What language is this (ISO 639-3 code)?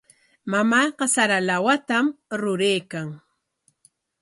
qwa